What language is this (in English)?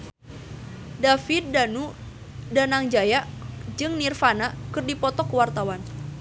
Sundanese